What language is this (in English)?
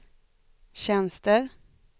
Swedish